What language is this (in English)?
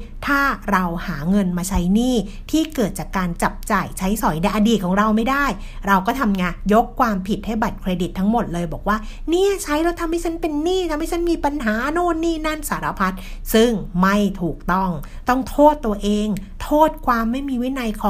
Thai